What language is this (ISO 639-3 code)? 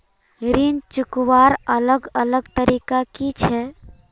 mag